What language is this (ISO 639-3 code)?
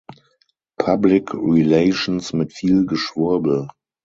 deu